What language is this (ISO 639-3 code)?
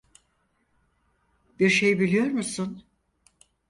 tur